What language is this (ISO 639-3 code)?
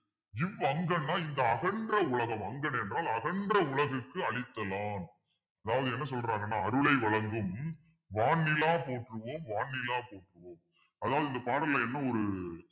tam